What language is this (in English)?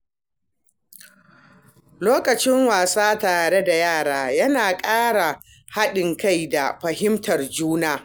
Hausa